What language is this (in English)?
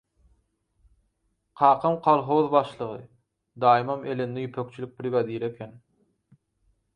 Turkmen